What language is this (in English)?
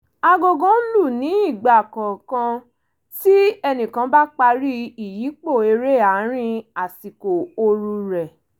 Yoruba